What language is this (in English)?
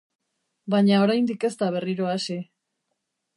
Basque